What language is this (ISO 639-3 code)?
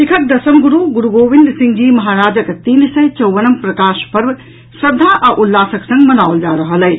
mai